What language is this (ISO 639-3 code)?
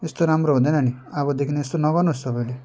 nep